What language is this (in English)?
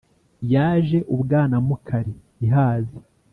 Kinyarwanda